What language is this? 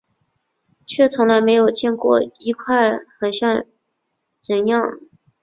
Chinese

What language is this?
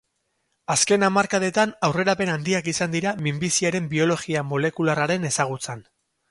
Basque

